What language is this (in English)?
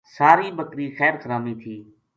Gujari